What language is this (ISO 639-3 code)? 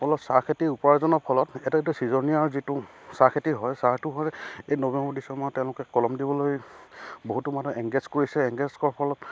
asm